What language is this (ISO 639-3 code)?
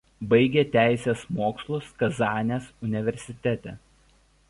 lit